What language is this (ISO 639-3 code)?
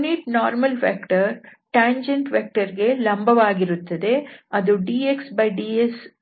kan